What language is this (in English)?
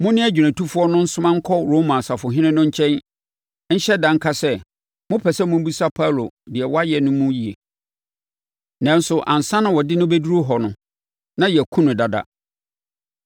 Akan